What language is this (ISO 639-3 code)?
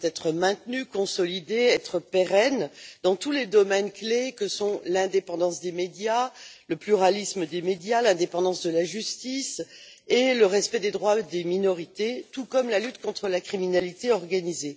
fra